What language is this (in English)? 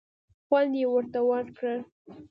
Pashto